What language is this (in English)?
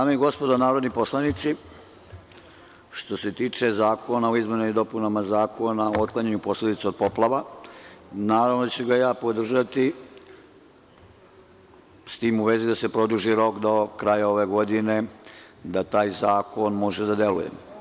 Serbian